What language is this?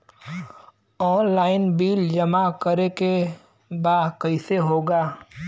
Bhojpuri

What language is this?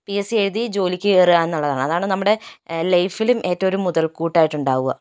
Malayalam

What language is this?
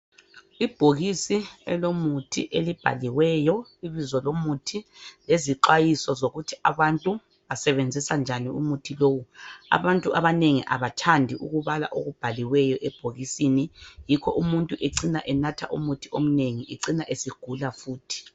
North Ndebele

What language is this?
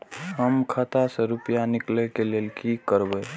Maithili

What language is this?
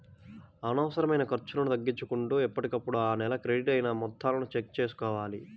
Telugu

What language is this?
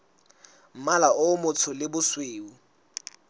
Southern Sotho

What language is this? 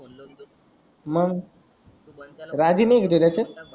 Marathi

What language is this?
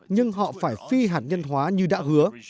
Vietnamese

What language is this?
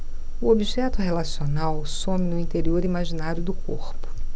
Portuguese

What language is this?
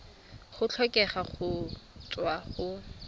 Tswana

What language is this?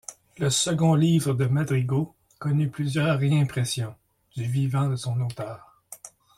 French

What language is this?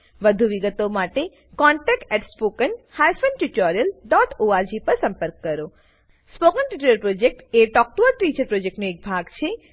Gujarati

